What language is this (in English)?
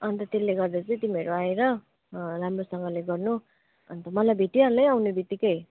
Nepali